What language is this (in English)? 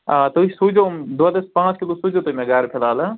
Kashmiri